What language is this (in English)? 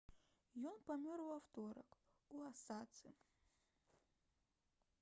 Belarusian